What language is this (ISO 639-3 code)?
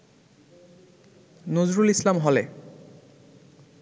ben